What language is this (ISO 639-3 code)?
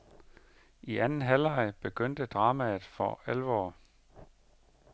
dan